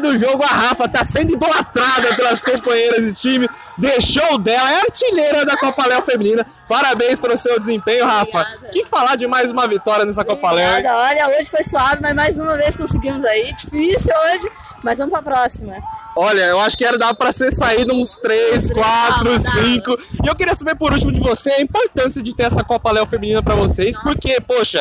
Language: Portuguese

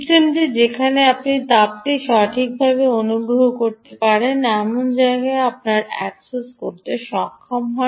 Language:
Bangla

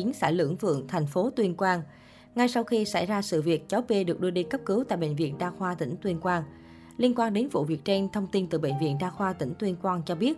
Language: Vietnamese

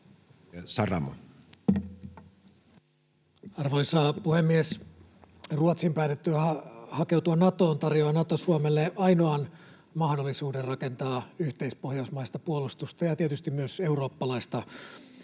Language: Finnish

